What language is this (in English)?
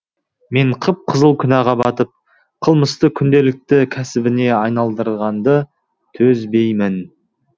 Kazakh